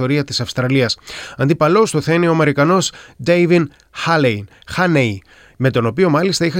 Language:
Greek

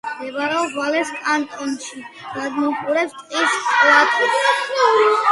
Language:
Georgian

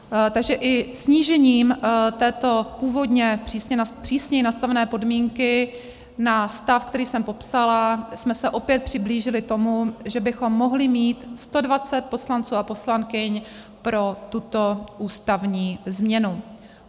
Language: Czech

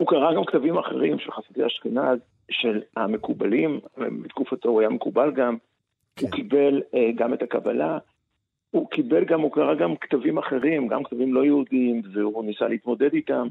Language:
Hebrew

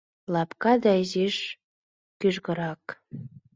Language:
Mari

